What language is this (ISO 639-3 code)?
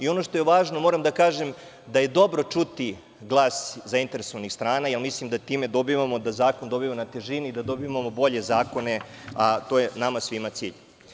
srp